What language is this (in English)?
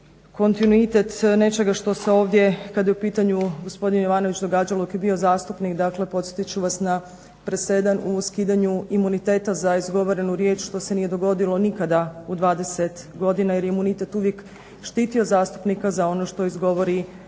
Croatian